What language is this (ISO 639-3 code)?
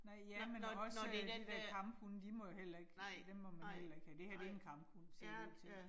dan